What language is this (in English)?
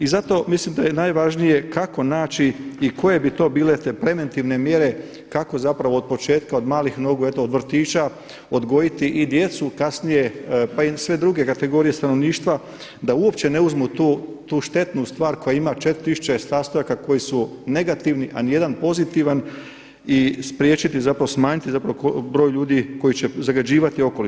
Croatian